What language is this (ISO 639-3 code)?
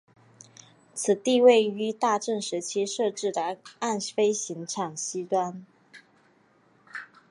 zho